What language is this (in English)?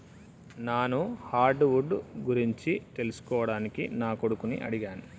Telugu